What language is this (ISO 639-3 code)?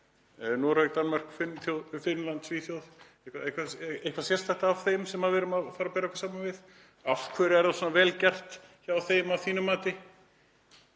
isl